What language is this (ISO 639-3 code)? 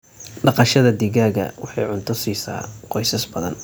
som